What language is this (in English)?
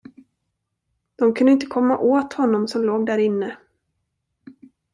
Swedish